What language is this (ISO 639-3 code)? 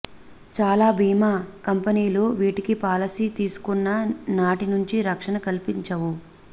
tel